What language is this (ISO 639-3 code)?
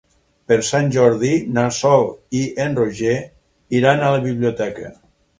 cat